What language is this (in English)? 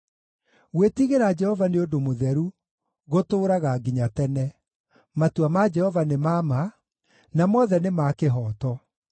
Kikuyu